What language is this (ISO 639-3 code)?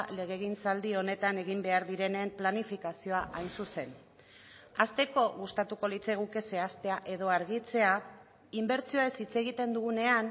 eus